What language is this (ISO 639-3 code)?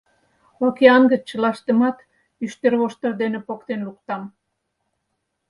chm